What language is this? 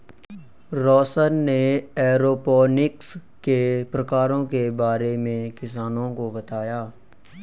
Hindi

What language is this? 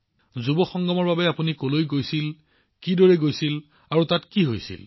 Assamese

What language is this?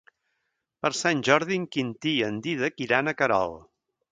Catalan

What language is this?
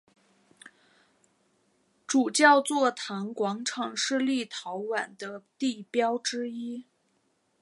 Chinese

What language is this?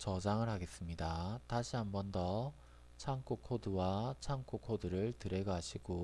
Korean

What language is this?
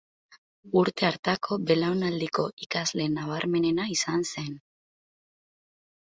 Basque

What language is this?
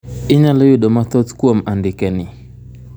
Luo (Kenya and Tanzania)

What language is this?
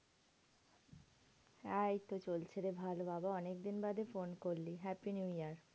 Bangla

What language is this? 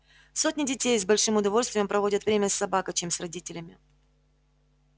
Russian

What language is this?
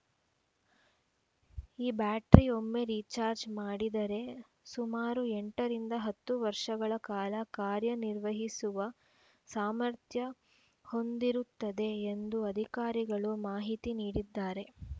Kannada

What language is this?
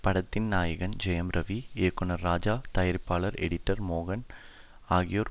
Tamil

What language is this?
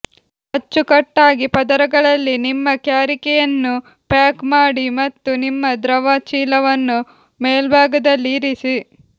Kannada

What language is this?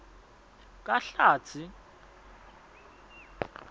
Swati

